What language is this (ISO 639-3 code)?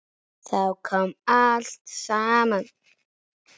isl